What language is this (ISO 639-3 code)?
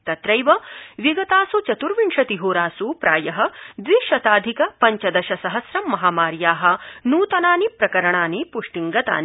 san